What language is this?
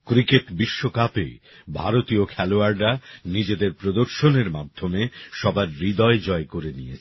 Bangla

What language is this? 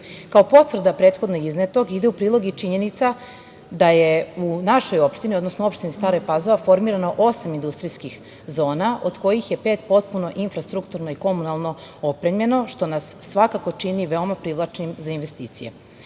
Serbian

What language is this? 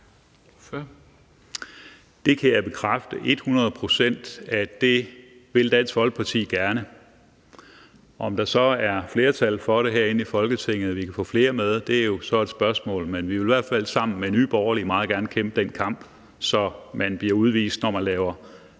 Danish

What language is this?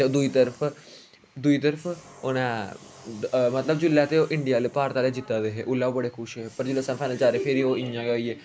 Dogri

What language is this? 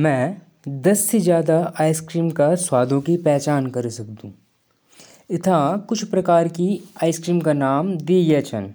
Jaunsari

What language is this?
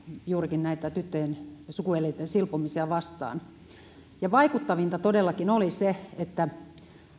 Finnish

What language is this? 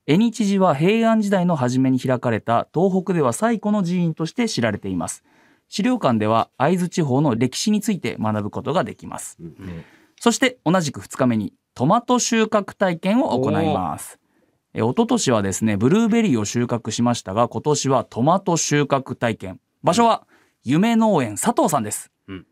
Japanese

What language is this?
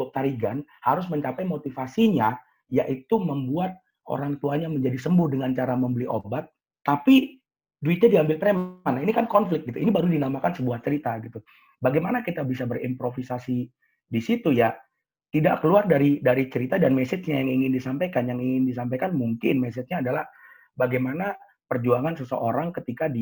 Indonesian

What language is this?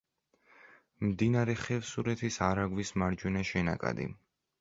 Georgian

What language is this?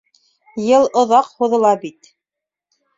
Bashkir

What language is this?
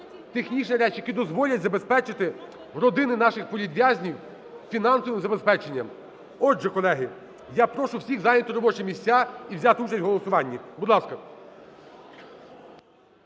Ukrainian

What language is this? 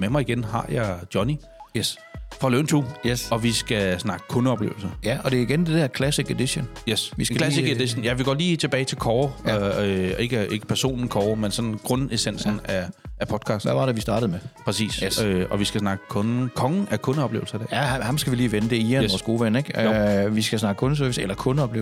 Danish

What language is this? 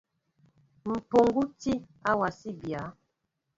Mbo (Cameroon)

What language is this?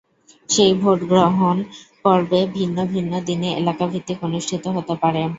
Bangla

